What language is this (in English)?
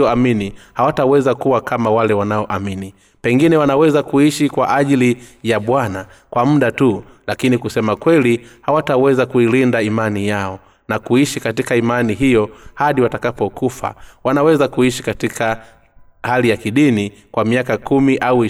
Swahili